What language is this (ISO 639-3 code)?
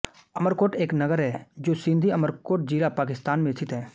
hin